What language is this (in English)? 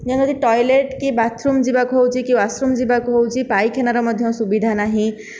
Odia